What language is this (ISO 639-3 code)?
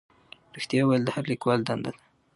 pus